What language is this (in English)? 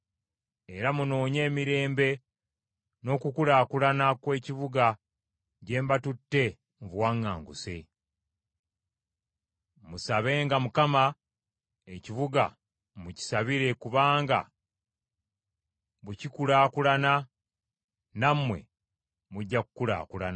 Ganda